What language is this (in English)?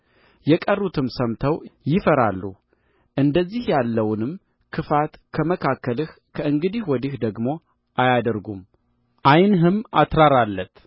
Amharic